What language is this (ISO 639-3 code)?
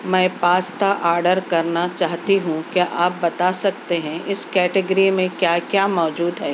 urd